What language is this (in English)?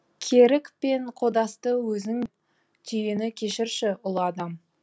Kazakh